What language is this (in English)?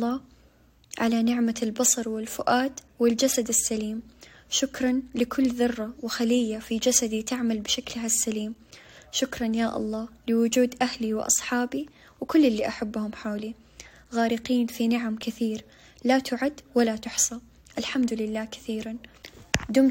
Arabic